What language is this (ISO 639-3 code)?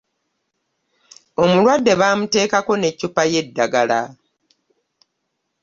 lug